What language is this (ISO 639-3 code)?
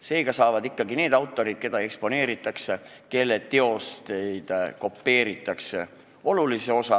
est